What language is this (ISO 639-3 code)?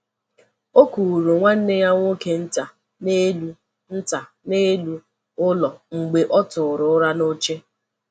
ibo